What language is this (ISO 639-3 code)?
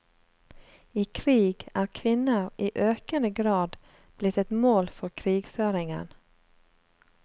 nor